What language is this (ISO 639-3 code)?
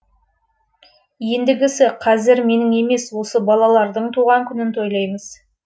kaz